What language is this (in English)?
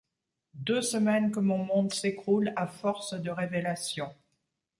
French